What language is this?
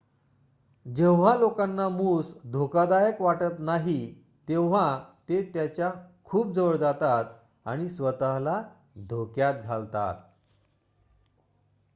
Marathi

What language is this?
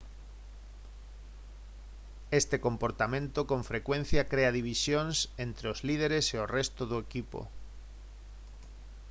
Galician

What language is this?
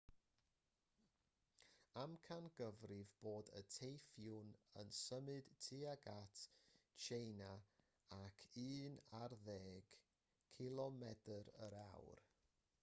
Welsh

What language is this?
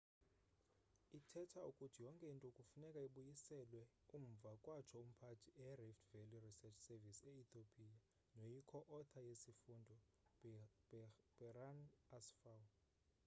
Xhosa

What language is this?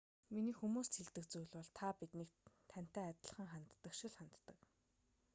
Mongolian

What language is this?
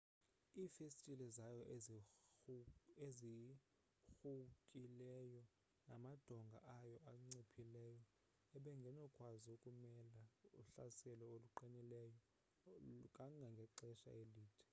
Xhosa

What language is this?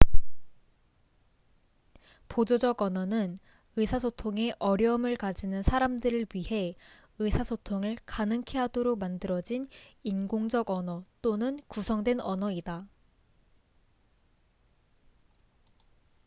Korean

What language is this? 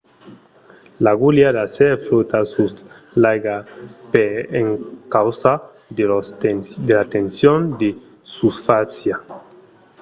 Occitan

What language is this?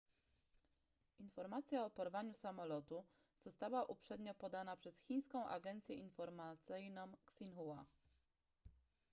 Polish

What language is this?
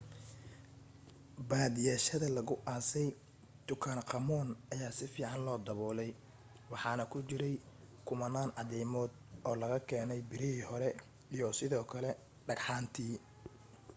Somali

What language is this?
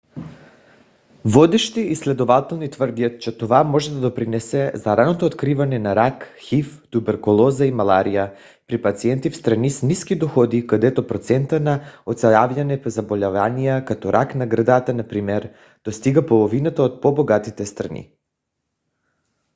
Bulgarian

